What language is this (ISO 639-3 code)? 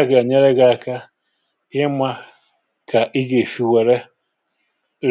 ibo